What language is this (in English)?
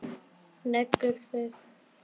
Icelandic